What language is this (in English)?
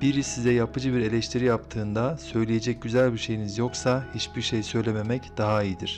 Turkish